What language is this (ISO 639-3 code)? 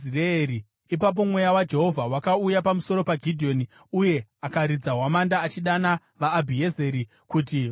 sna